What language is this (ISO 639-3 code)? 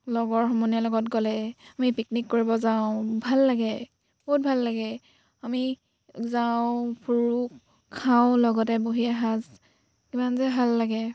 asm